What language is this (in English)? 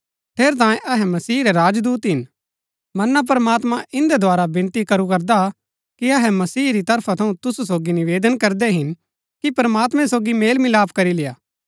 Gaddi